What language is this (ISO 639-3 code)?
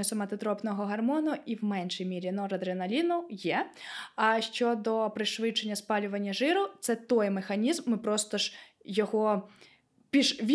ukr